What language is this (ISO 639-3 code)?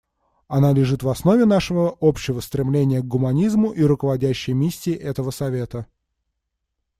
rus